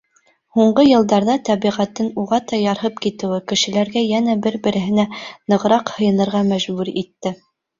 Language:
Bashkir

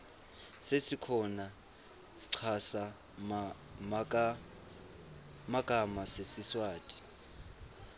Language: Swati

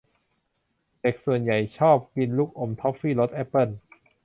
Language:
Thai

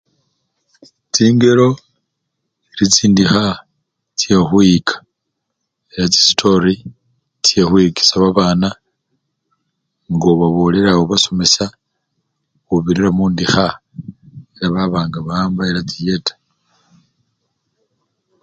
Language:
Luyia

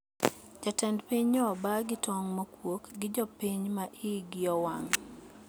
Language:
Luo (Kenya and Tanzania)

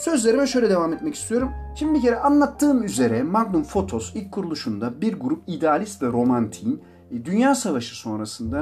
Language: Turkish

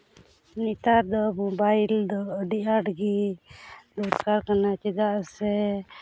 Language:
Santali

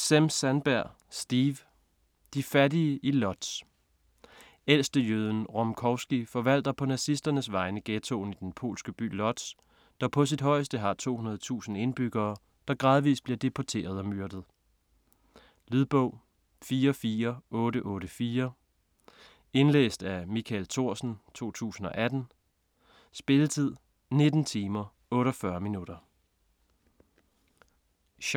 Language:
Danish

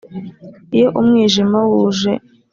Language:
Kinyarwanda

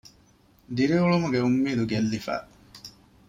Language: Divehi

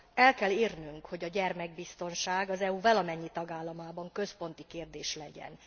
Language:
Hungarian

